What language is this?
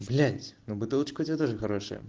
Russian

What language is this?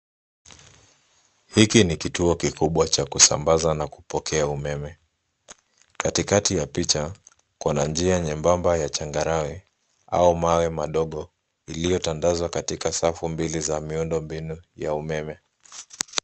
Swahili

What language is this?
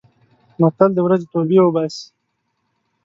Pashto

